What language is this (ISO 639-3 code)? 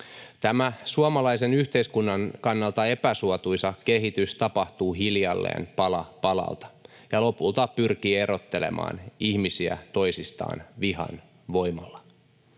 fin